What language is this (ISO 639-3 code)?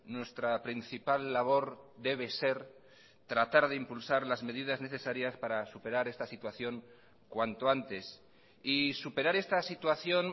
spa